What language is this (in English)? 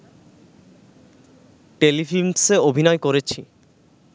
Bangla